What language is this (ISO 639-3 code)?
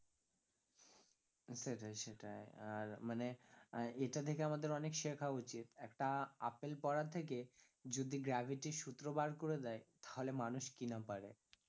ben